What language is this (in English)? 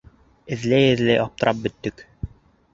Bashkir